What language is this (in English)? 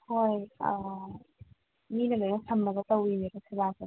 Manipuri